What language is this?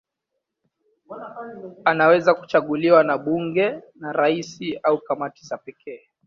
Swahili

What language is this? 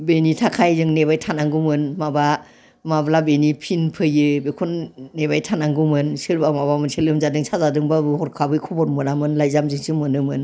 Bodo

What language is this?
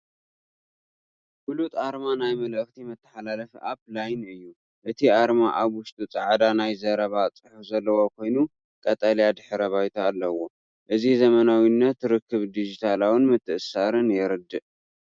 Tigrinya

